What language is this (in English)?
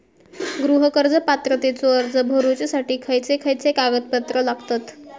Marathi